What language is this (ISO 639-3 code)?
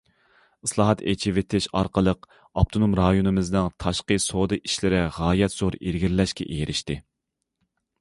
uig